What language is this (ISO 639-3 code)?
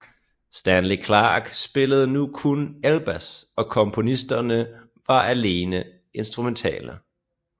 dan